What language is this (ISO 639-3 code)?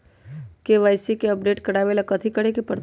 mag